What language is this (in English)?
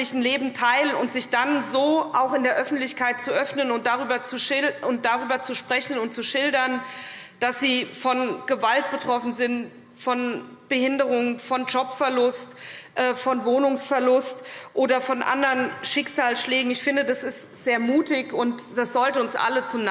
German